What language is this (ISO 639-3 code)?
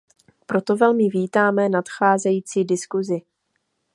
ces